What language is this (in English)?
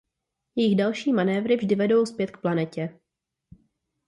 Czech